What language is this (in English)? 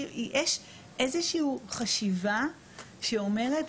Hebrew